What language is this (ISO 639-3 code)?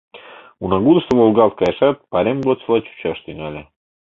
chm